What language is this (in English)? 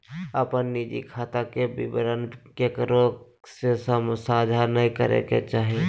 Magahi